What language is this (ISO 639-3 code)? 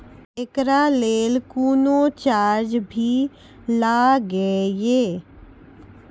mai